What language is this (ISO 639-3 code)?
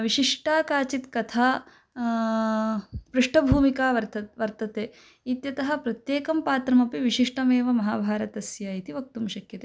san